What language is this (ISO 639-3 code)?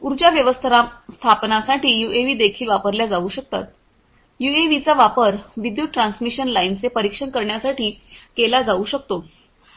mar